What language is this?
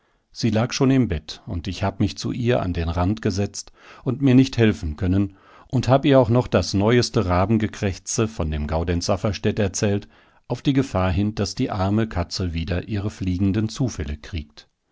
German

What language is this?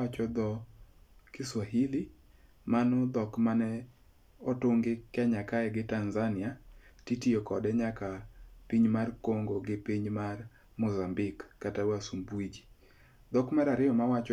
Luo (Kenya and Tanzania)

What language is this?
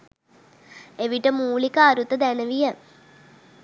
Sinhala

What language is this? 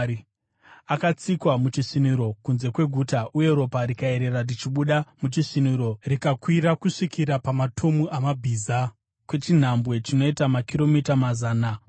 Shona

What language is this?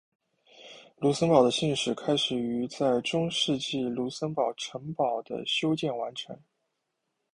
Chinese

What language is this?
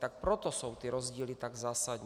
Czech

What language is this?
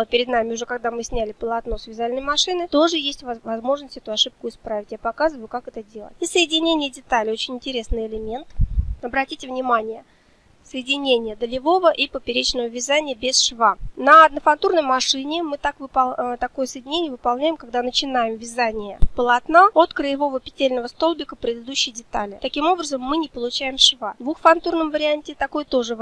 Russian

